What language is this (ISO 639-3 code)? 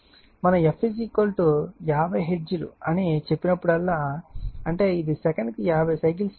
tel